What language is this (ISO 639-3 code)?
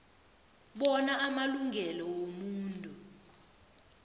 nbl